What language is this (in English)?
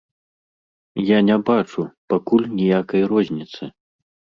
Belarusian